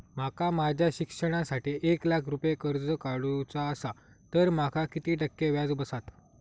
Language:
Marathi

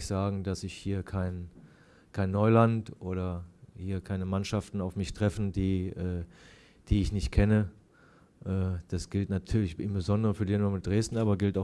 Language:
German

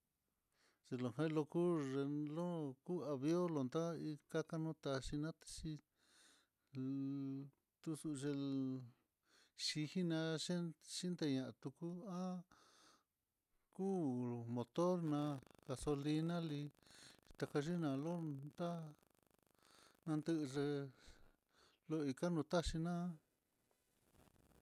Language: Mitlatongo Mixtec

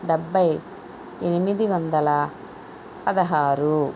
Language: Telugu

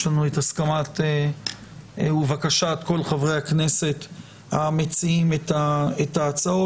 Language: Hebrew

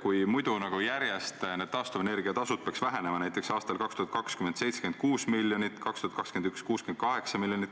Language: Estonian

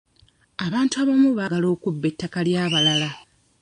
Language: Ganda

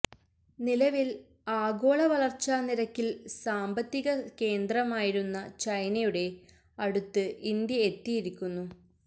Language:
Malayalam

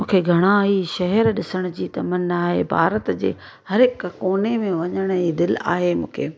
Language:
Sindhi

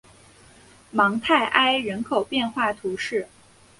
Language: Chinese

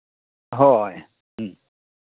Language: Santali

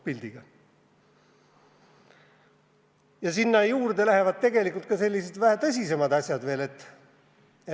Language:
Estonian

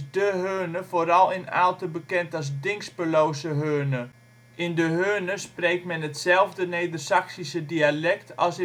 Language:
Dutch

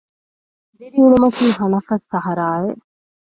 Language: Divehi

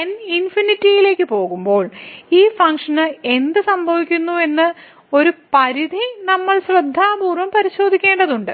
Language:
Malayalam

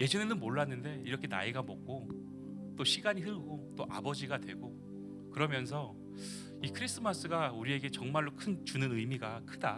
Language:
Korean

